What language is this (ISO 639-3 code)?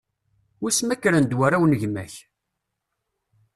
kab